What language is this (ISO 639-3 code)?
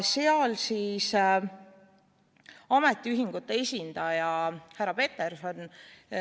est